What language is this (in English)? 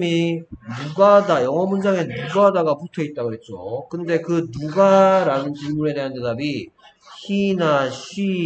Korean